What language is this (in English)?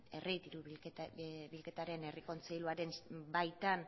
Basque